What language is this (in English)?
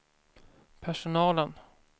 Swedish